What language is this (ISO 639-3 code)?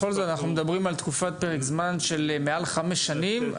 heb